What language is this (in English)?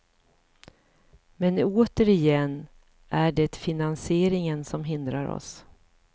Swedish